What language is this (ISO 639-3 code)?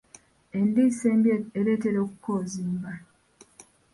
lug